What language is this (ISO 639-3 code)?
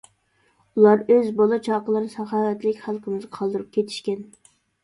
uig